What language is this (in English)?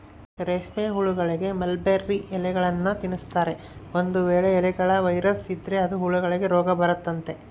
Kannada